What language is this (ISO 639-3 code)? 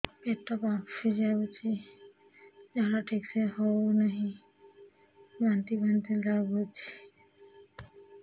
ori